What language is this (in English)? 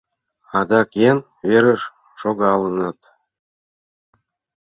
Mari